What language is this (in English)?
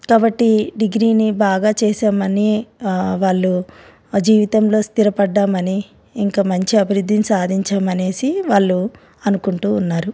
Telugu